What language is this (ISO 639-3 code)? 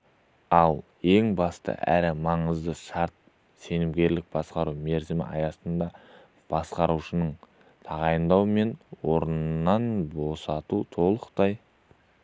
kaz